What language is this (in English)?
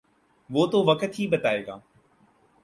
Urdu